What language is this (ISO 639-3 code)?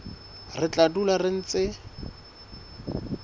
sot